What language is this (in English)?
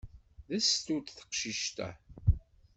Kabyle